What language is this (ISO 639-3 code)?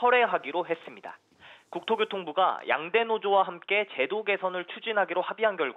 kor